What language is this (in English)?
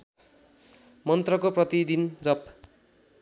Nepali